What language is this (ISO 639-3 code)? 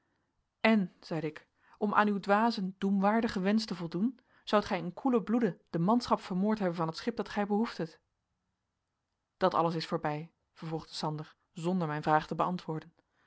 nld